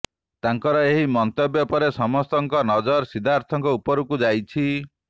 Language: Odia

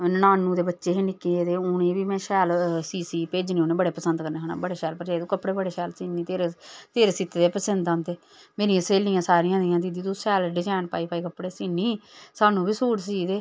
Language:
Dogri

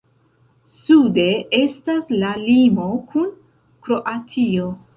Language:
Esperanto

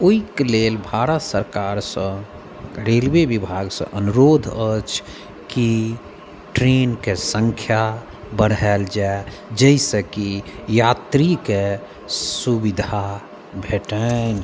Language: Maithili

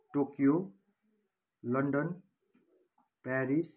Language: Nepali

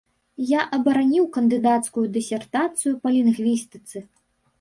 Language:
Belarusian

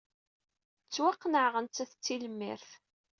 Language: Kabyle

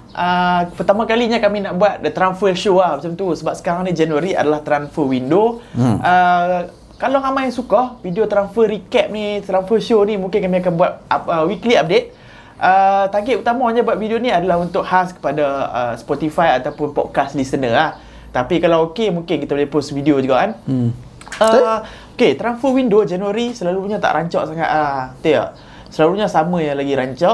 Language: Malay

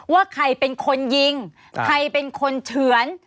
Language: Thai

